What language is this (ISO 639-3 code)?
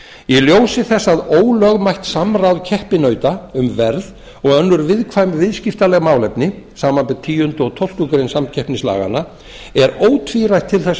isl